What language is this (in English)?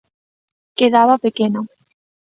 Galician